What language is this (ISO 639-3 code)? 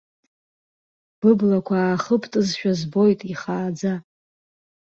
abk